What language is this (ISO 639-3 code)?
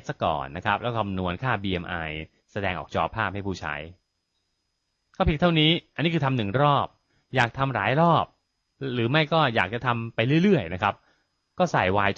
tha